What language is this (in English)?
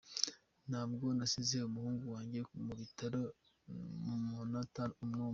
Kinyarwanda